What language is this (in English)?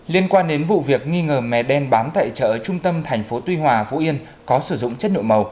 Vietnamese